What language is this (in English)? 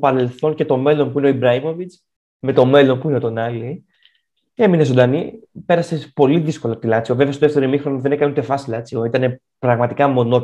Greek